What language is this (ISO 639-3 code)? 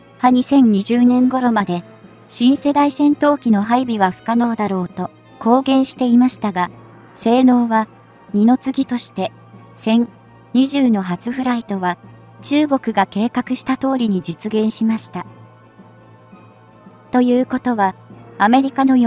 jpn